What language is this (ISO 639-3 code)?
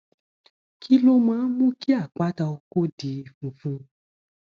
yor